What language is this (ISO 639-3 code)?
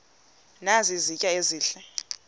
xho